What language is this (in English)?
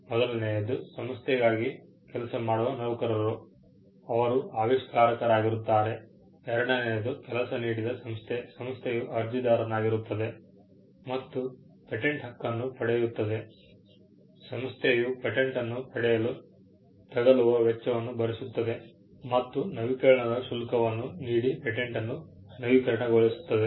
Kannada